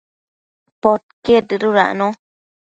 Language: Matsés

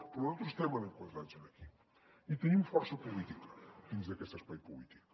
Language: Catalan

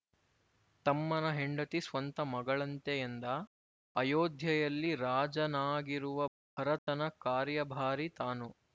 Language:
Kannada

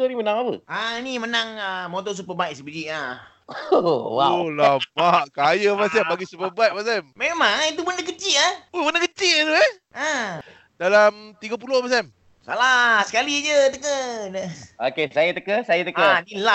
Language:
Malay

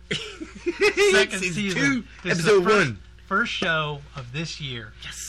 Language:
English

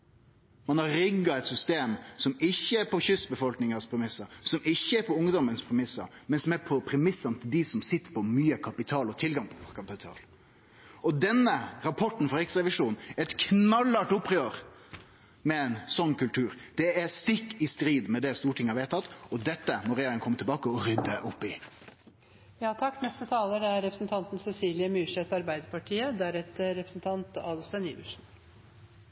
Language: Norwegian Nynorsk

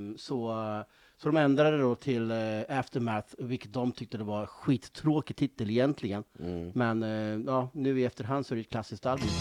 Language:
Swedish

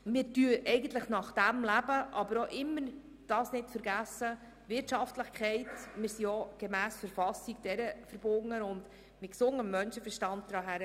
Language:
Swiss German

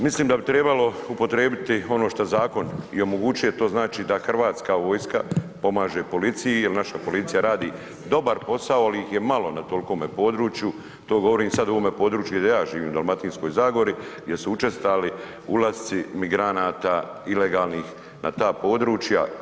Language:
Croatian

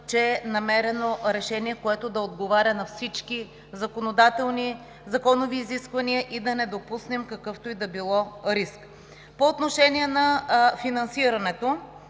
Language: Bulgarian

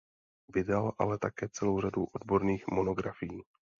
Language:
Czech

